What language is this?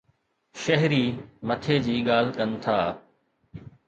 Sindhi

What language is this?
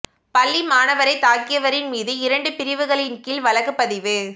Tamil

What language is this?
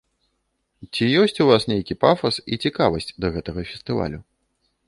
Belarusian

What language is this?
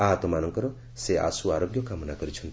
Odia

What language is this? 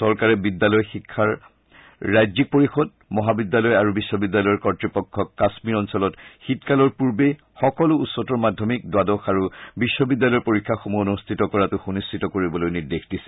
Assamese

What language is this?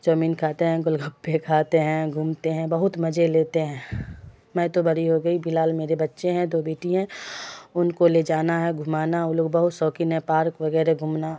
Urdu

